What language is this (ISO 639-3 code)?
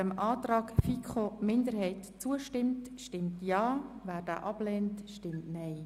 gsw